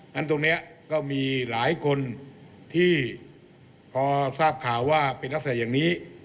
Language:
Thai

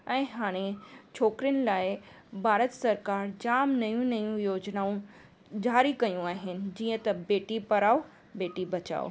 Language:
Sindhi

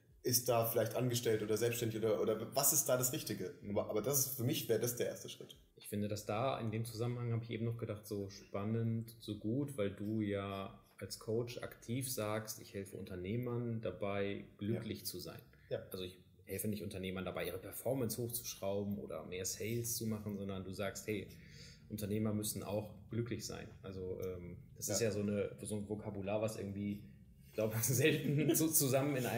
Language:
German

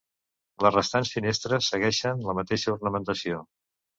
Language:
Catalan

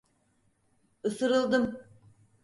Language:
Turkish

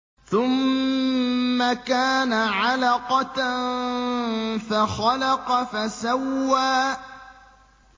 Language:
Arabic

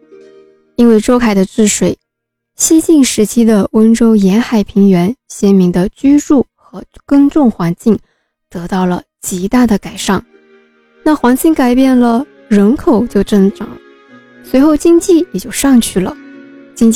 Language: Chinese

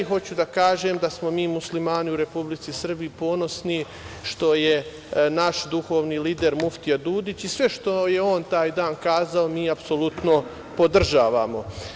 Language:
Serbian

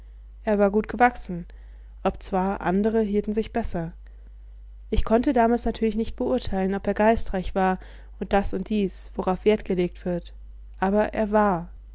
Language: German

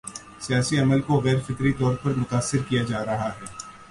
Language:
Urdu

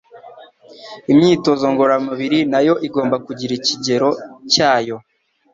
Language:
Kinyarwanda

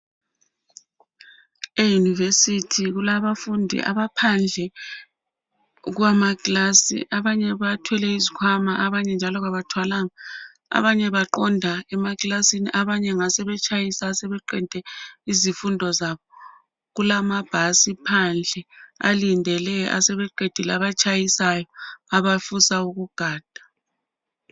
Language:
North Ndebele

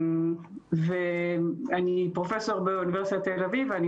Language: Hebrew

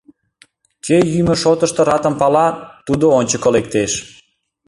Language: Mari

